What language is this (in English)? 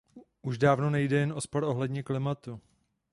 Czech